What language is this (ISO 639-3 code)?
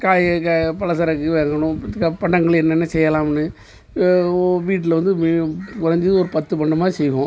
tam